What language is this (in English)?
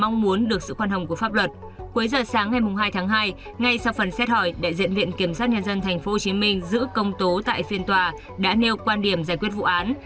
Vietnamese